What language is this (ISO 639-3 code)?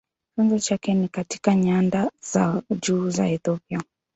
swa